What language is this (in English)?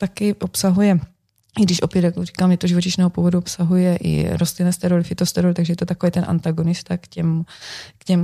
Czech